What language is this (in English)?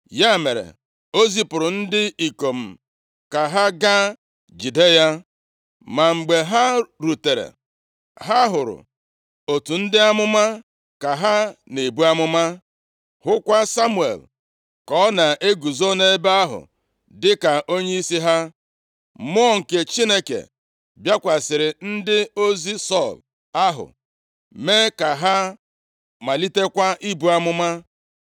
Igbo